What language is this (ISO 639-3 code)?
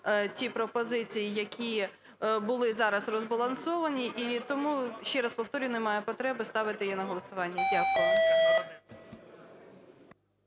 ukr